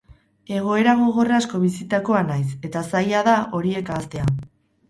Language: Basque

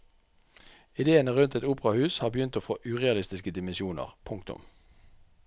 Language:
Norwegian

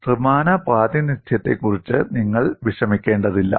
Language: Malayalam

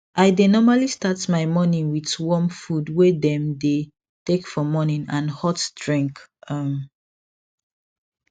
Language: Nigerian Pidgin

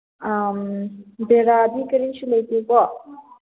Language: Manipuri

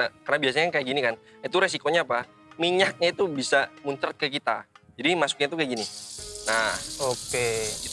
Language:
Indonesian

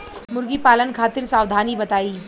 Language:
Bhojpuri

